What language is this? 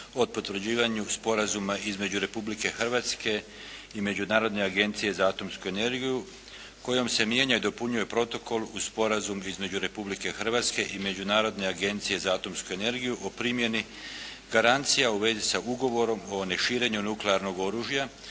Croatian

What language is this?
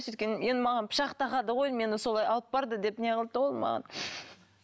Kazakh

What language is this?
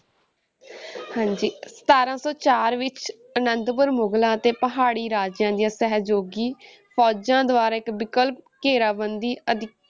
Punjabi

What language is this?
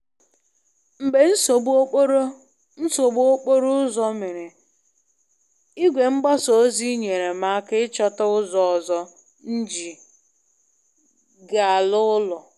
Igbo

